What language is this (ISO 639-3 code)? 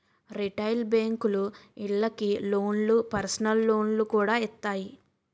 tel